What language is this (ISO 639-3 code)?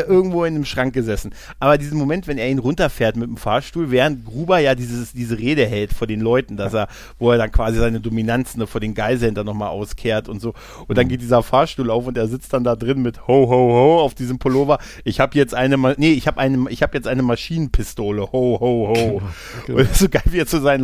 deu